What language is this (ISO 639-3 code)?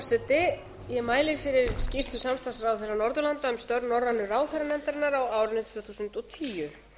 isl